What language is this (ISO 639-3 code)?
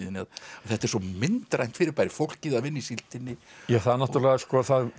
isl